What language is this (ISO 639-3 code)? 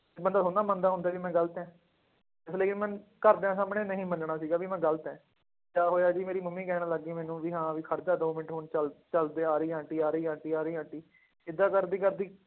pan